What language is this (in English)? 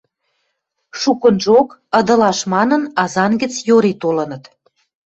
Western Mari